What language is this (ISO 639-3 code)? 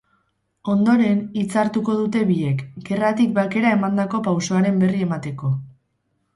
eus